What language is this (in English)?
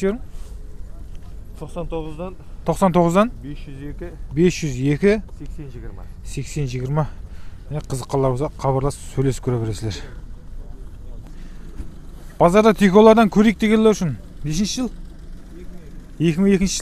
Turkish